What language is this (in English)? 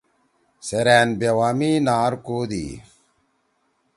Torwali